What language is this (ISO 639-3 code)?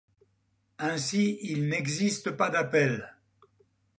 fra